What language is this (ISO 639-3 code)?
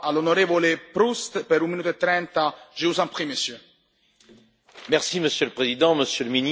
fra